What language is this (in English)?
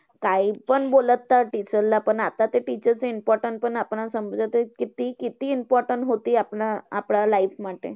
Marathi